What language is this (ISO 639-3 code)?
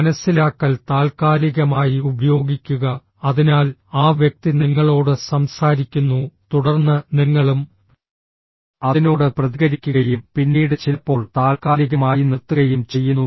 mal